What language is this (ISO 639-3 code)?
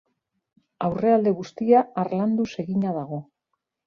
eus